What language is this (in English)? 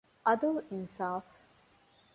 Divehi